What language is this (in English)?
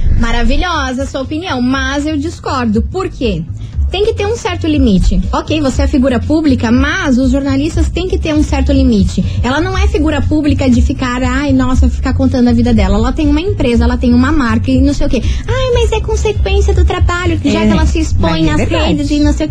Portuguese